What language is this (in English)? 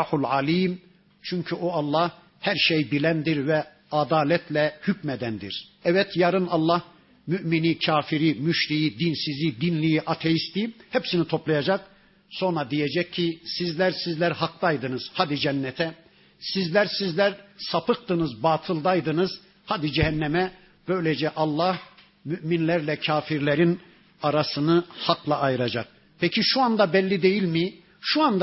Turkish